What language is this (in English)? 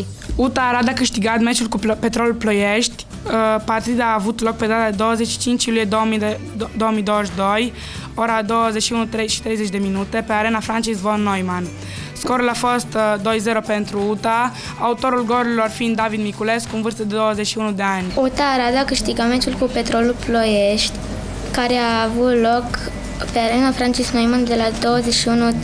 Romanian